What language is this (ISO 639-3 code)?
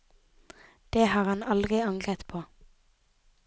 nor